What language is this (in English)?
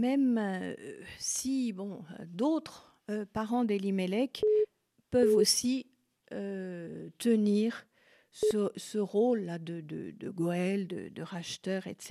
French